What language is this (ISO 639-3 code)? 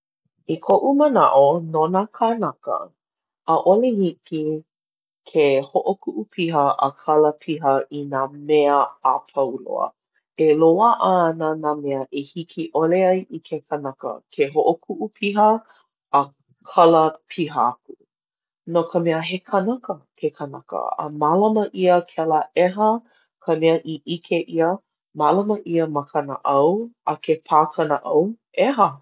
haw